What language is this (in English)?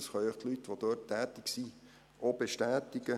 Swiss German